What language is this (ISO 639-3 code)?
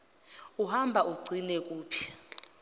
zul